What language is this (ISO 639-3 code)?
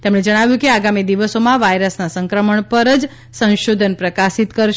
guj